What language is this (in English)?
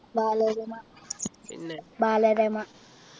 Malayalam